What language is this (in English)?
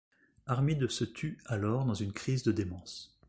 French